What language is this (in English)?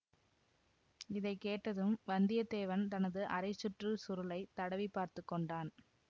Tamil